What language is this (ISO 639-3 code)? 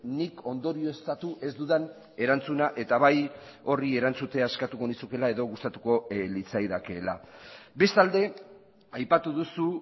eus